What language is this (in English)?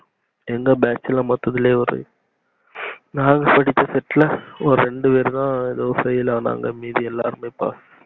Tamil